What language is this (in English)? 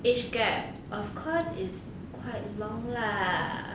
English